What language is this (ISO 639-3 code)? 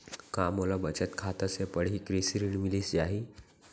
hne